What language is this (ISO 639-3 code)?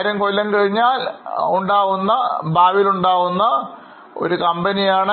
mal